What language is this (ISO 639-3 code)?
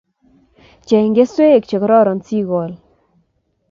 kln